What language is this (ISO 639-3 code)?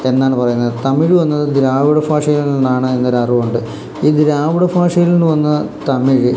mal